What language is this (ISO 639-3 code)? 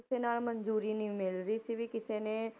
pan